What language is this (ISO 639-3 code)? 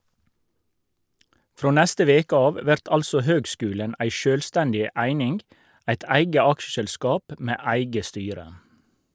nor